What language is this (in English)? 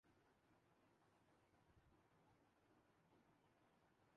Urdu